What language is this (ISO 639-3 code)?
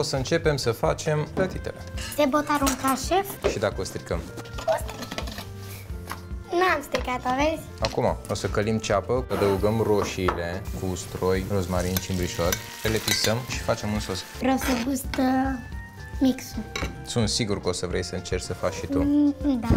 ron